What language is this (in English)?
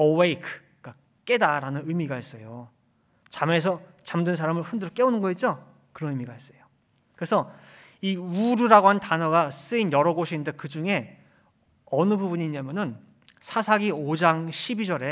Korean